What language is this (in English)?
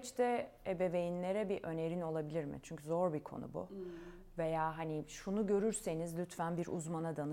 Turkish